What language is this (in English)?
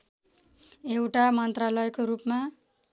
Nepali